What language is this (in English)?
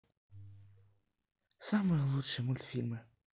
Russian